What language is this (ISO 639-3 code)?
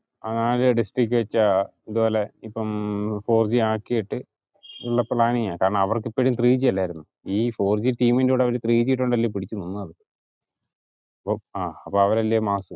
mal